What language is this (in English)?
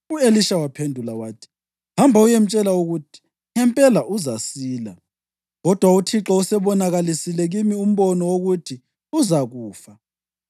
North Ndebele